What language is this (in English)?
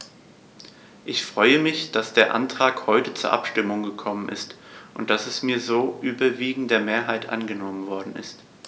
German